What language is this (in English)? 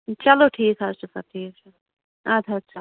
Kashmiri